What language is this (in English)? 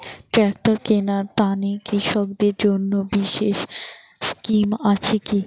Bangla